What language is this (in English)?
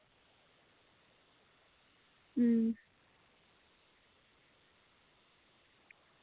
Dogri